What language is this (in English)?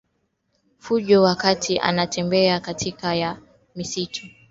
Swahili